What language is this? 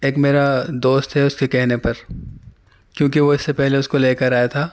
Urdu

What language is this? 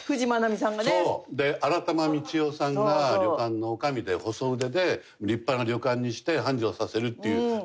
Japanese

